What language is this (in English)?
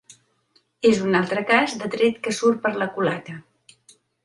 Catalan